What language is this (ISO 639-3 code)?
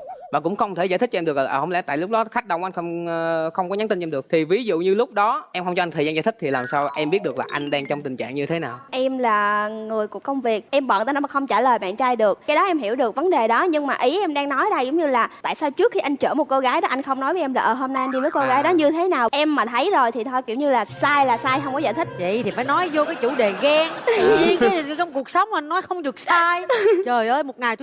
vie